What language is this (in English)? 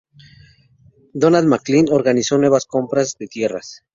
Spanish